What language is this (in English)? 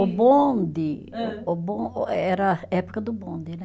Portuguese